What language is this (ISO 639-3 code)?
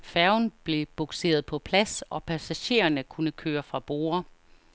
dan